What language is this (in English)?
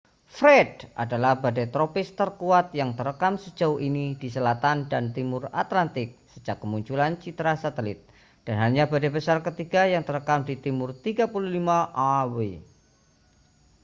Indonesian